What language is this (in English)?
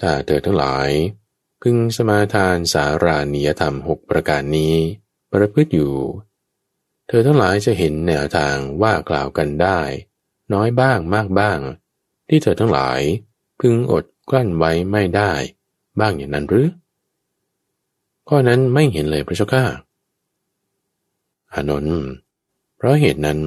Thai